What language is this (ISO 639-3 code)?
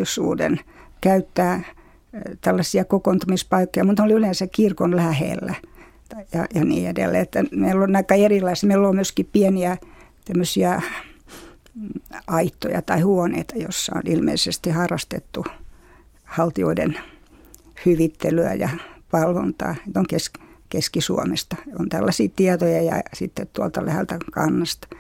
fin